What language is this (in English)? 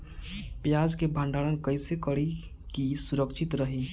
Bhojpuri